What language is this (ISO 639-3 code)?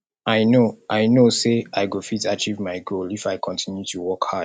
pcm